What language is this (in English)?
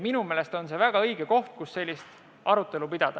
Estonian